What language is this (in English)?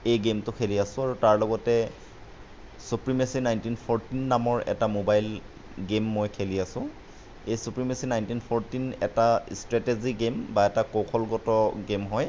Assamese